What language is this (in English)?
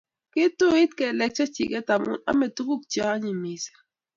Kalenjin